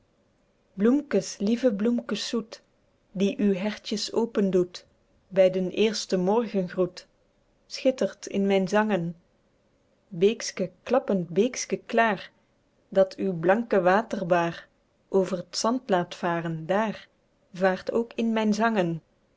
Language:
Dutch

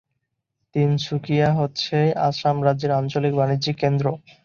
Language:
Bangla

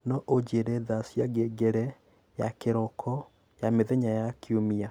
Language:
Kikuyu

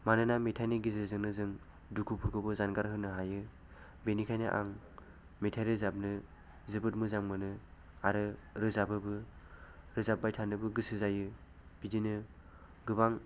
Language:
Bodo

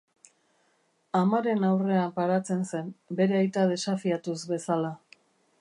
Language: Basque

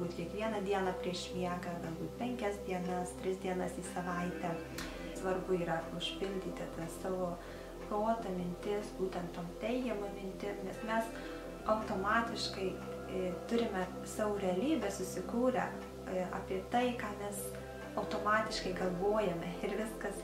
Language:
Lithuanian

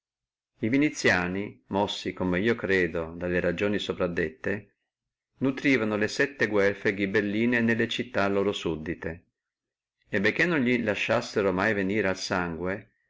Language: Italian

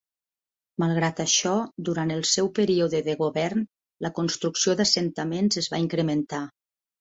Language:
Catalan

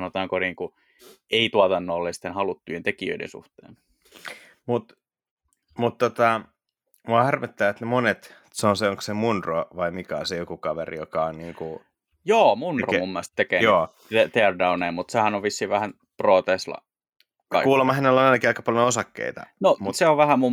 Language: Finnish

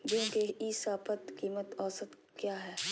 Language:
Magahi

